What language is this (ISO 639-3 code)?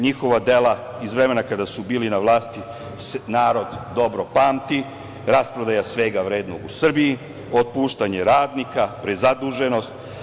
srp